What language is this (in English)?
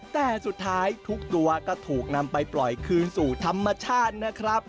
Thai